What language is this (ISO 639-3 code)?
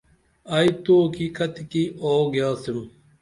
dml